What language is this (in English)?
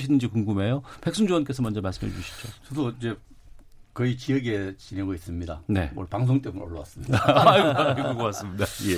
Korean